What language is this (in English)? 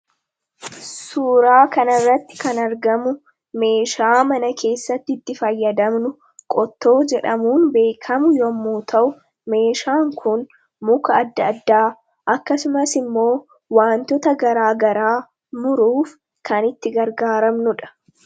Oromo